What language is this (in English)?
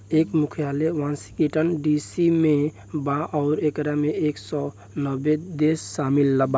Bhojpuri